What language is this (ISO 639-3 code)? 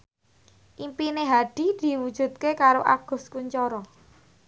jav